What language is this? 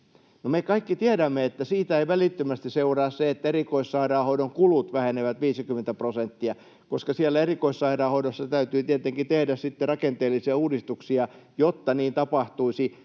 Finnish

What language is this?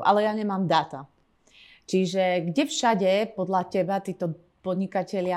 Slovak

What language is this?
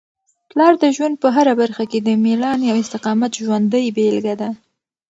Pashto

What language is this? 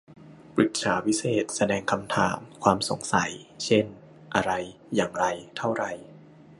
Thai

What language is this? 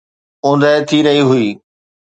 Sindhi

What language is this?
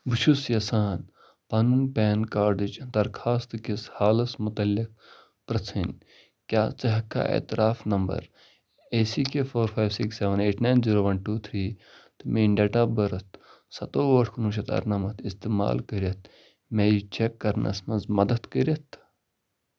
Kashmiri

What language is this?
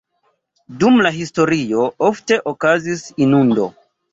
Esperanto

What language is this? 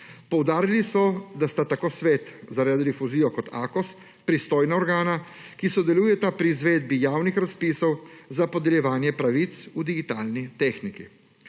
Slovenian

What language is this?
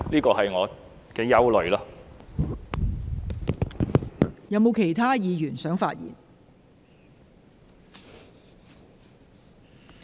Cantonese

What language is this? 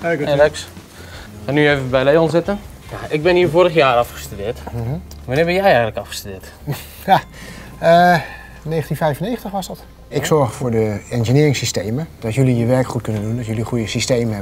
Dutch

